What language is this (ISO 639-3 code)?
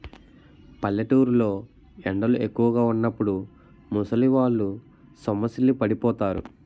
tel